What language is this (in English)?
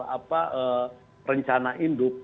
Indonesian